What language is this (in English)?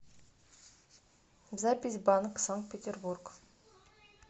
Russian